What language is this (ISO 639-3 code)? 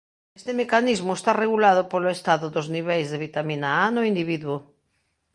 glg